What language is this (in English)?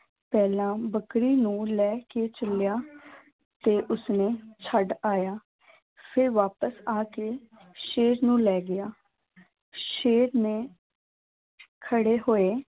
Punjabi